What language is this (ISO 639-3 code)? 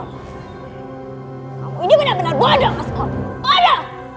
ind